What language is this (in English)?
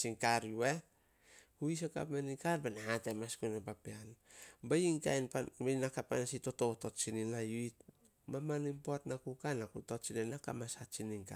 Solos